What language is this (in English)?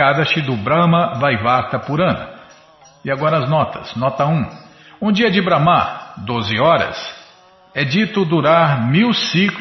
Portuguese